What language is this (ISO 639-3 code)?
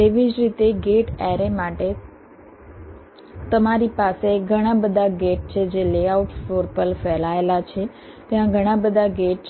guj